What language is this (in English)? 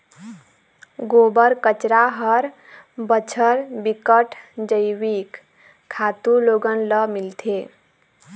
Chhattisgarhi